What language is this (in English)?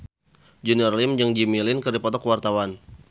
Sundanese